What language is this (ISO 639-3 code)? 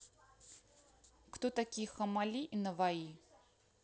rus